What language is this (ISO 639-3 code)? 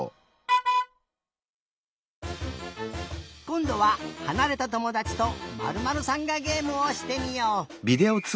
jpn